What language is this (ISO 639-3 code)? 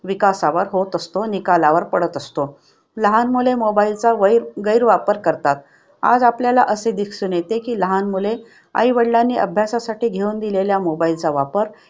mar